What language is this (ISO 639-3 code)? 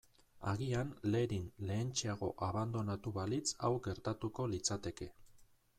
eus